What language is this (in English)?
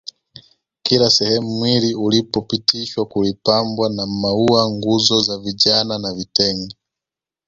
Swahili